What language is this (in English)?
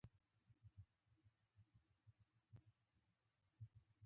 Pashto